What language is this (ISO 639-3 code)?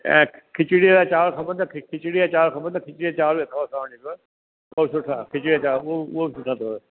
snd